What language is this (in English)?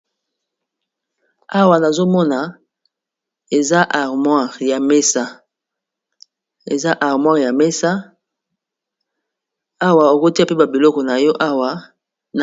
Lingala